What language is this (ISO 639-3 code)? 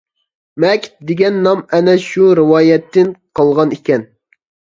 uig